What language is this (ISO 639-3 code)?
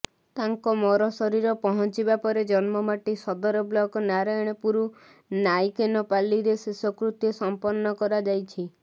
ori